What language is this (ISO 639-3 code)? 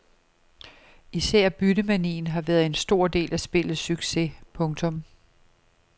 dan